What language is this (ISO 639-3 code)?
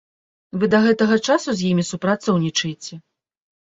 bel